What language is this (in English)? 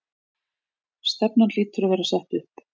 Icelandic